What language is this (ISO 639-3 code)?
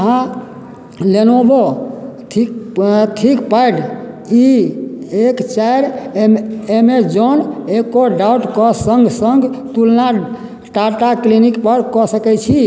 mai